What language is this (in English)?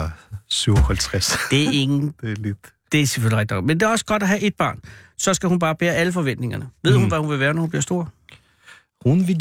Danish